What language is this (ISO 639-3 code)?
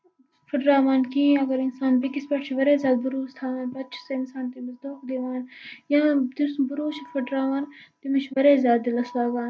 kas